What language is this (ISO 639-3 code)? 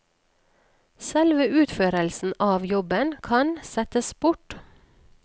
nor